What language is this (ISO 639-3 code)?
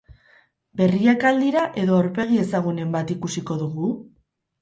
eus